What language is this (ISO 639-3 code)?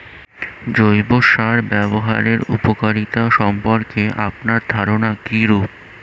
ben